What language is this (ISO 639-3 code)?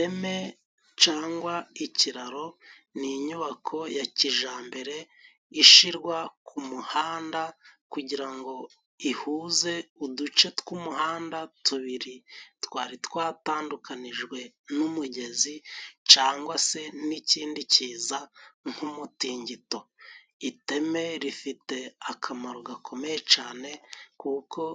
kin